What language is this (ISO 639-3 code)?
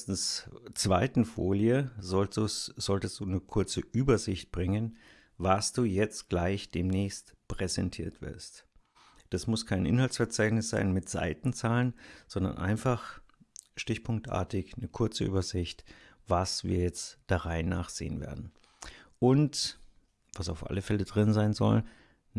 deu